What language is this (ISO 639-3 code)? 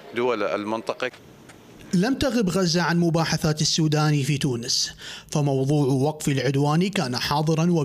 ara